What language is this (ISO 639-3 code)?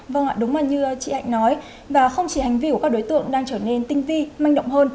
vie